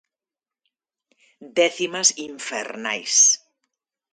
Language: Galician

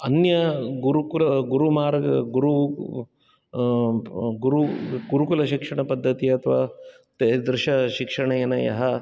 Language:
Sanskrit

